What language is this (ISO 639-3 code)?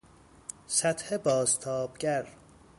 fas